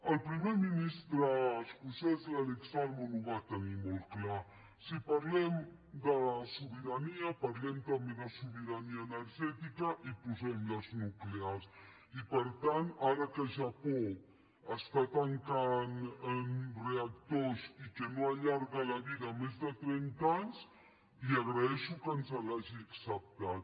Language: Catalan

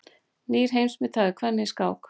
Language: Icelandic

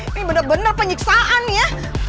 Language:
Indonesian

